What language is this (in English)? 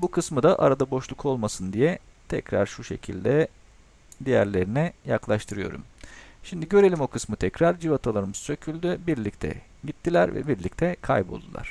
Turkish